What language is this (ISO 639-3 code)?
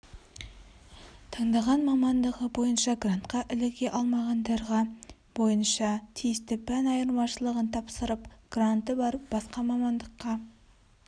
kaz